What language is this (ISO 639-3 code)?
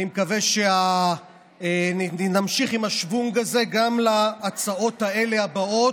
heb